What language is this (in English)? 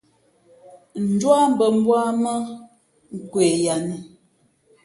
Fe'fe'